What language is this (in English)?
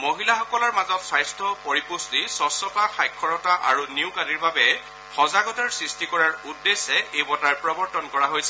Assamese